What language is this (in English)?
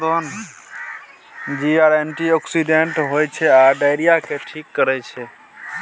Maithili